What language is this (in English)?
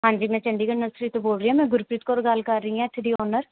Punjabi